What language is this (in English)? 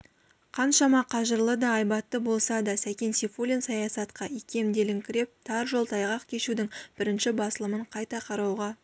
Kazakh